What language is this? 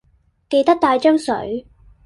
Cantonese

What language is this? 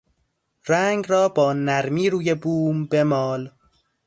Persian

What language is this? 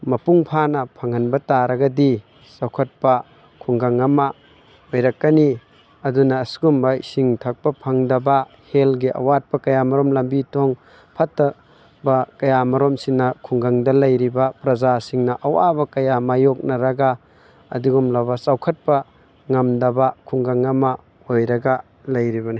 Manipuri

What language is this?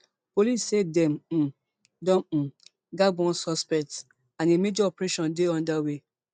Nigerian Pidgin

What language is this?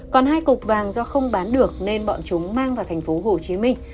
Vietnamese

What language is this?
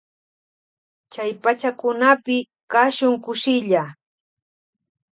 Loja Highland Quichua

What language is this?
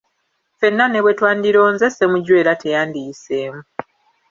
Ganda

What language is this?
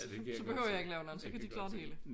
Danish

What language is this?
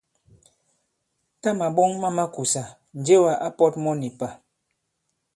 Bankon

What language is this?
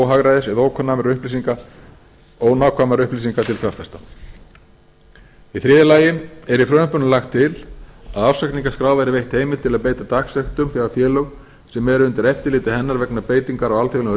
Icelandic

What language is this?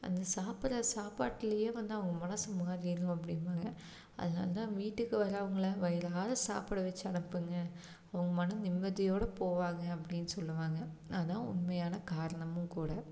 Tamil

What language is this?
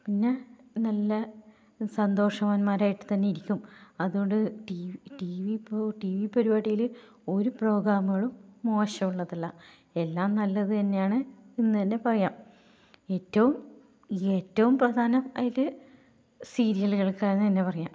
Malayalam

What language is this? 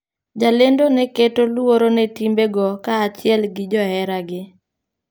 Luo (Kenya and Tanzania)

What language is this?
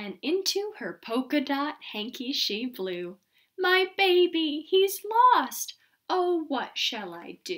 English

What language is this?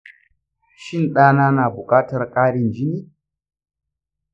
Hausa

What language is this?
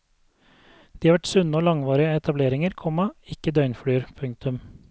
Norwegian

